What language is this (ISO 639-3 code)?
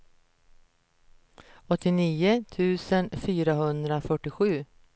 swe